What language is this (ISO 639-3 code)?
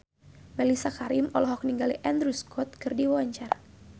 sun